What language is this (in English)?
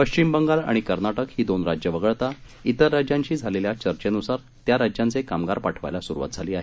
Marathi